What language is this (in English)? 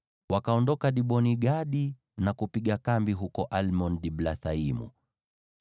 Swahili